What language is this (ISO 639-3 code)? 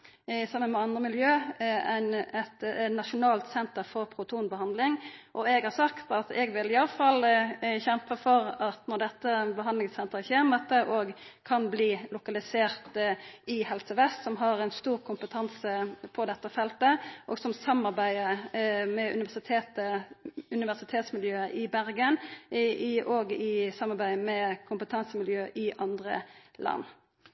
nor